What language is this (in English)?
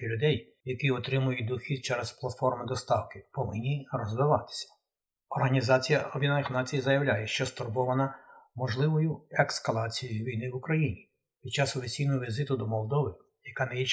Ukrainian